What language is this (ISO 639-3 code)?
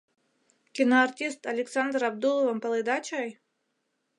chm